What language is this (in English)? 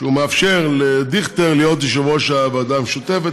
Hebrew